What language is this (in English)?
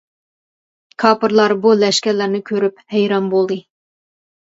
Uyghur